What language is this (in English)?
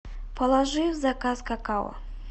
Russian